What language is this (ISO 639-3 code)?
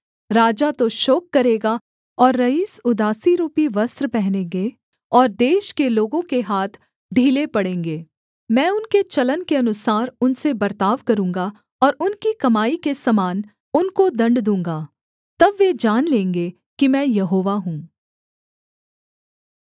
hin